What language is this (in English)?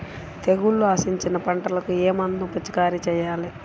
Telugu